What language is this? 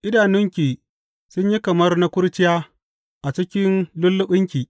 Hausa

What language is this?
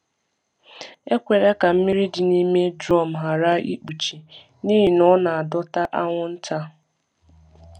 Igbo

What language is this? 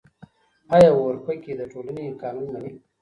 Pashto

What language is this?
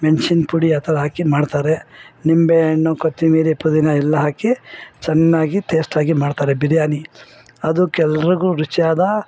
Kannada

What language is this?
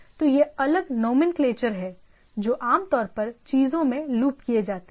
Hindi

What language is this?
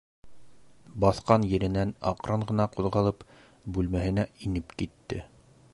Bashkir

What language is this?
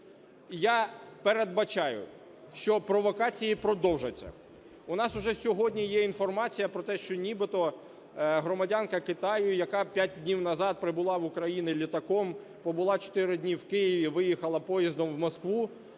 Ukrainian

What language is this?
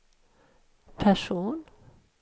Swedish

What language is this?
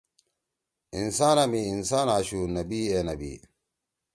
Torwali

